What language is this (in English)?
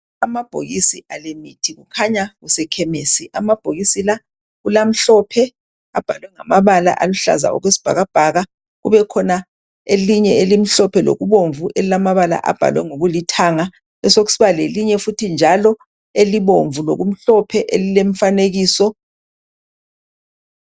North Ndebele